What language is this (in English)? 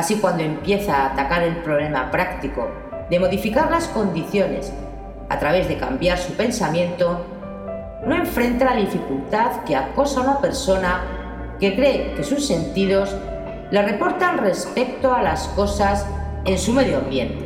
Spanish